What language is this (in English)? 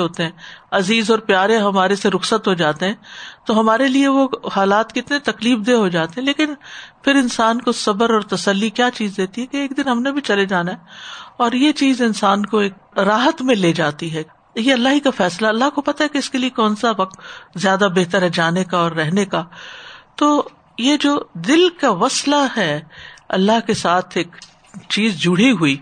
Urdu